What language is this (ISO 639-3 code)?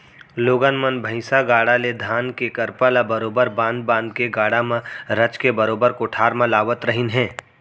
hne